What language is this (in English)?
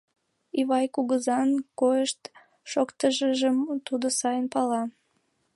Mari